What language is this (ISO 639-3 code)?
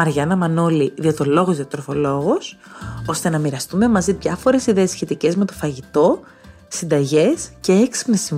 ell